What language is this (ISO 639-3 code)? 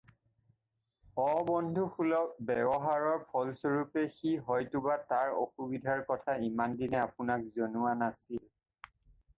asm